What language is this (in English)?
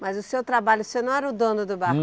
Portuguese